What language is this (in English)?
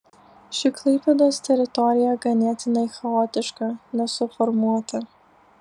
Lithuanian